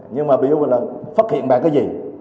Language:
Vietnamese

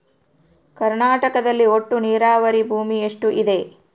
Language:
Kannada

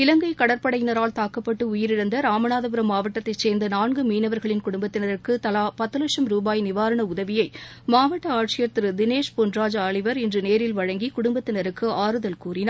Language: Tamil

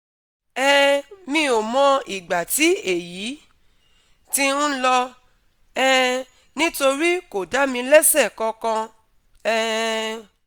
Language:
Yoruba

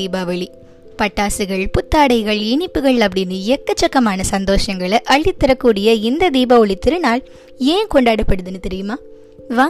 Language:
Tamil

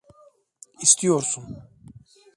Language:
Turkish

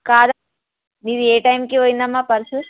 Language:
Telugu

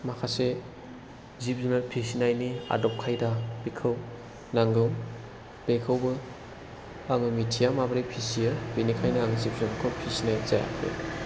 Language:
Bodo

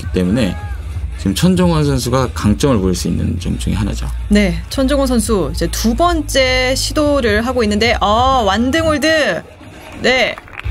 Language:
Korean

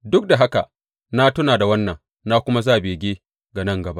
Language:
Hausa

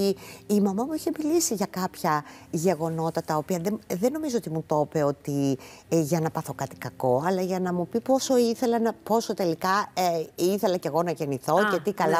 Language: Greek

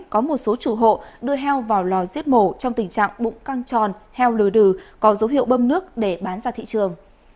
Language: Vietnamese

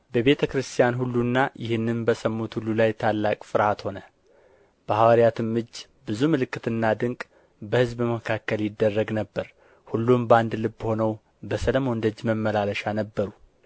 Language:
Amharic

